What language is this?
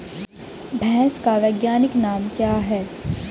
Hindi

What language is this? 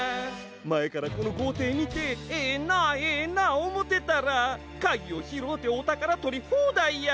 Japanese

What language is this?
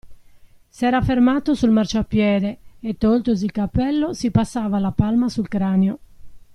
Italian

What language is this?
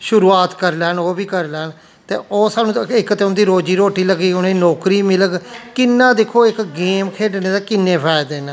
Dogri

